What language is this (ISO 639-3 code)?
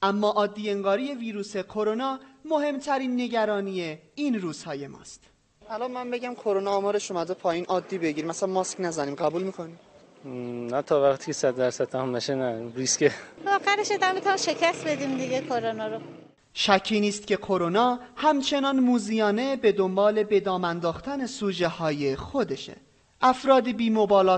fas